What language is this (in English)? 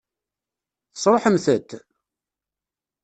Kabyle